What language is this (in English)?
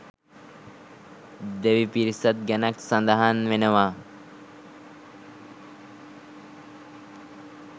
Sinhala